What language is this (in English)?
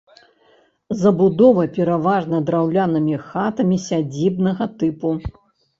Belarusian